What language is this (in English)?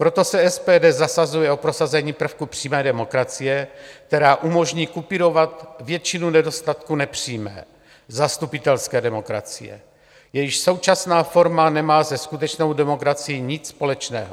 Czech